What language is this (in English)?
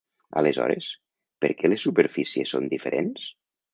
Catalan